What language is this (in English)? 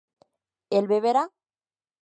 Spanish